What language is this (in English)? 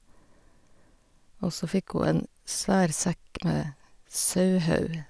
Norwegian